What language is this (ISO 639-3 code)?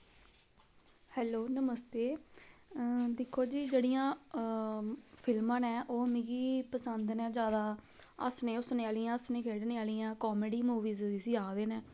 doi